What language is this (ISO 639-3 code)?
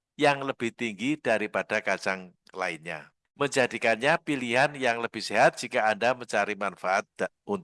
ind